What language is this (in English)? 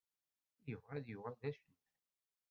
Kabyle